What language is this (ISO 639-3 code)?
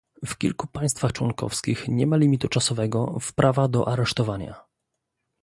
pol